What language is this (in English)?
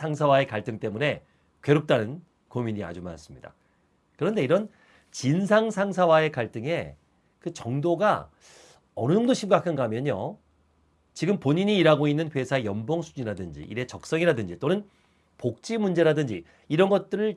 Korean